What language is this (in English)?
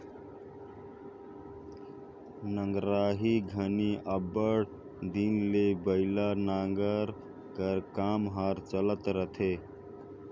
Chhattisgarhi